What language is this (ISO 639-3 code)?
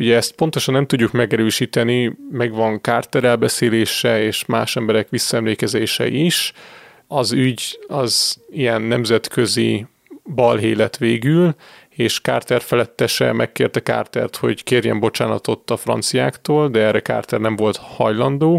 hun